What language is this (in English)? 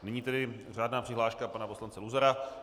Czech